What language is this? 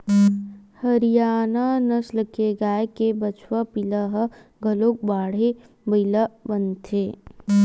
Chhattisgarhi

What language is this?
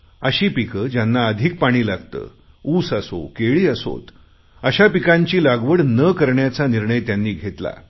Marathi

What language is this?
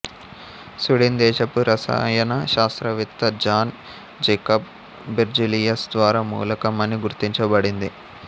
Telugu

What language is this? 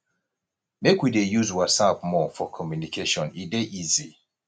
Nigerian Pidgin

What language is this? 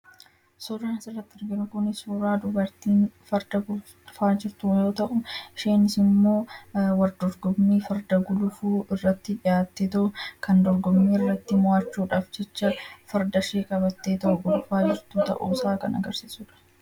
Oromo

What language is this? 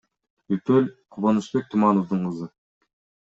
Kyrgyz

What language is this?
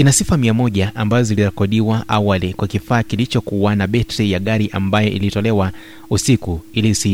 Swahili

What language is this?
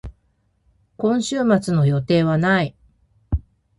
Japanese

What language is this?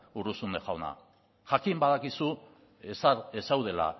Basque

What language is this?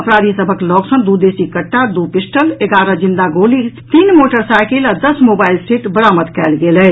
Maithili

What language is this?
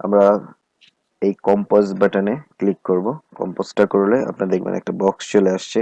Bangla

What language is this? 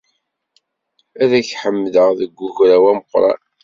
Kabyle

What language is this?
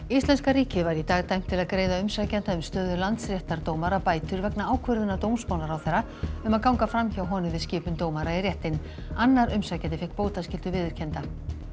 Icelandic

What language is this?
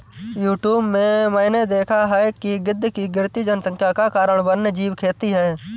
Hindi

